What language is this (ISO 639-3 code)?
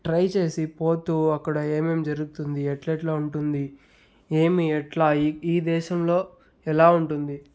tel